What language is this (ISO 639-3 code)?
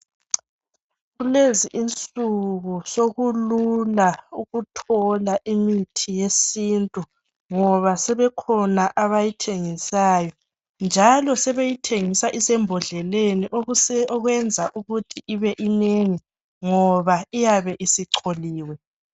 nde